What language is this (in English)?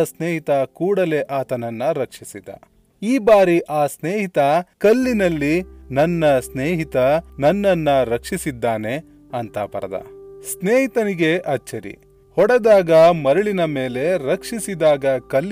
Kannada